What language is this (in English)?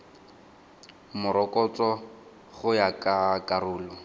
Tswana